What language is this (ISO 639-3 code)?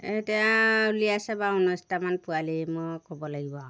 asm